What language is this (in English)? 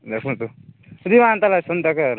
Odia